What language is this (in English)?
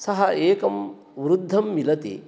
Sanskrit